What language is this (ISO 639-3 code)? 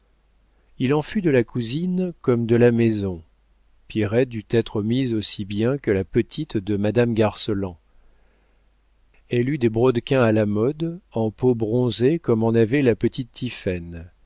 fra